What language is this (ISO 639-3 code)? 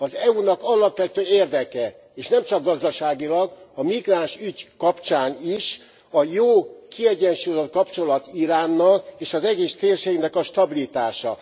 hun